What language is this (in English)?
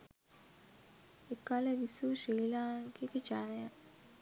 Sinhala